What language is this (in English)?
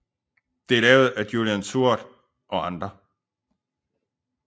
Danish